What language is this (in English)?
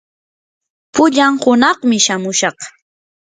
Yanahuanca Pasco Quechua